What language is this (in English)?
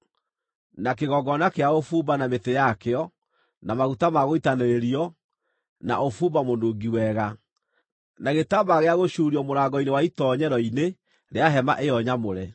Kikuyu